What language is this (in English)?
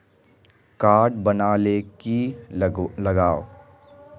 Magahi